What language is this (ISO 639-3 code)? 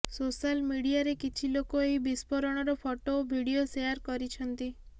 ori